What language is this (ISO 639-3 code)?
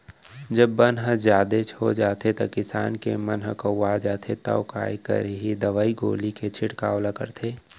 hne